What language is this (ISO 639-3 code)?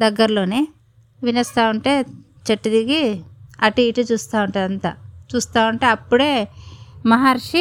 tel